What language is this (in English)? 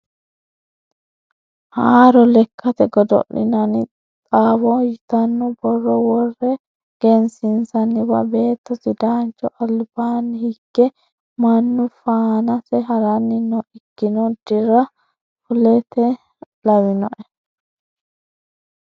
Sidamo